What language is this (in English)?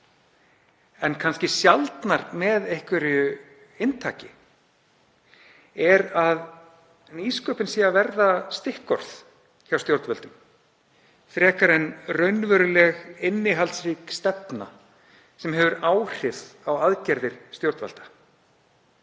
Icelandic